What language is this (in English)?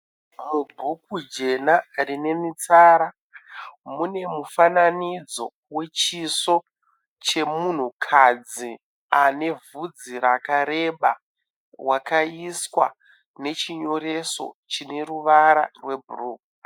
Shona